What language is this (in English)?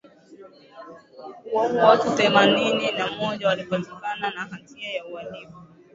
Swahili